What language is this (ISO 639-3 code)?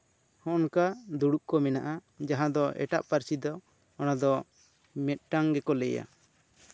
sat